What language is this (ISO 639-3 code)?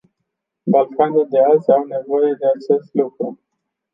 ron